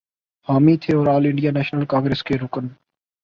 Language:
Urdu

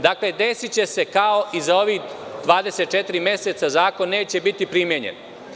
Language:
Serbian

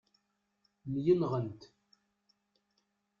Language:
Kabyle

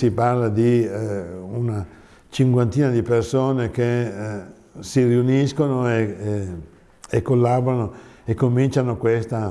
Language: Italian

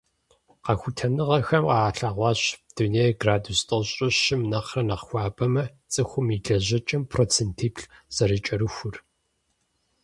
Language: Kabardian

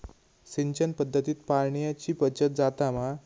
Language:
Marathi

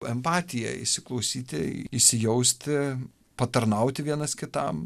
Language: Lithuanian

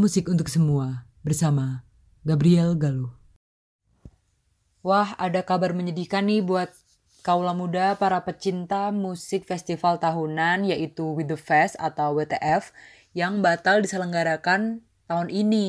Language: Indonesian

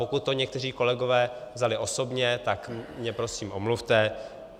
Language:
Czech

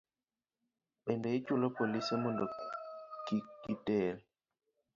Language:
Luo (Kenya and Tanzania)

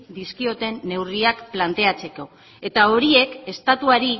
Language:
Basque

